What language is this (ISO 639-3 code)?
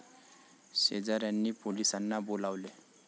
mar